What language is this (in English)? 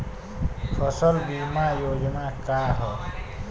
Bhojpuri